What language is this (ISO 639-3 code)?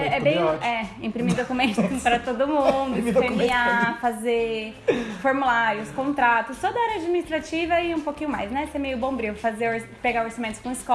por